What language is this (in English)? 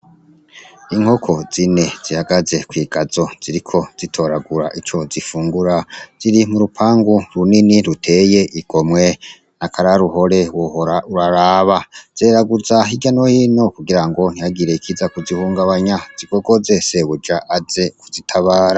Rundi